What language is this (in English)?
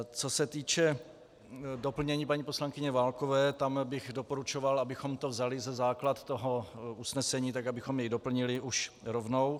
Czech